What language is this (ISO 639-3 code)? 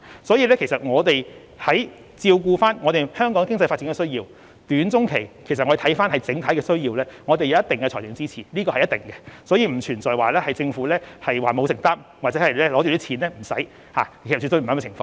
yue